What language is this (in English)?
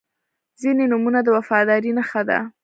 Pashto